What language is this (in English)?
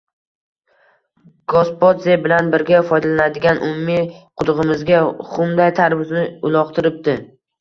Uzbek